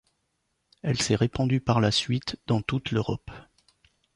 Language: French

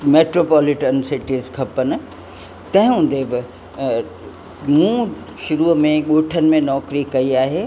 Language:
Sindhi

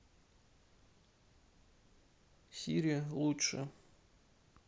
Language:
Russian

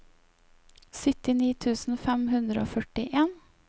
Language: Norwegian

